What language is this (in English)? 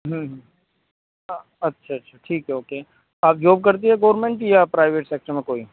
Urdu